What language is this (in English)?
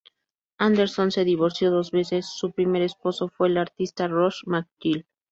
Spanish